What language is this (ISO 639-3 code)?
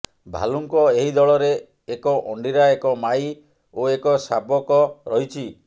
ori